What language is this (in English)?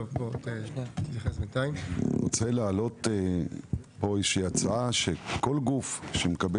Hebrew